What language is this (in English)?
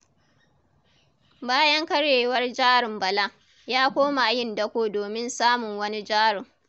Hausa